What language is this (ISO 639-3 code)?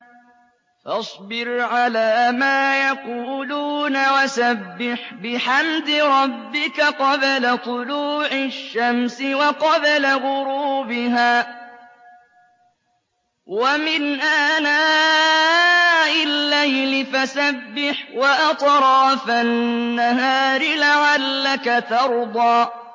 ara